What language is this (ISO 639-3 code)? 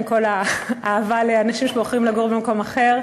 heb